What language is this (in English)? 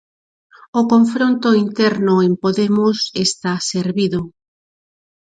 Galician